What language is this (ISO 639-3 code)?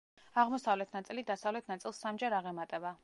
kat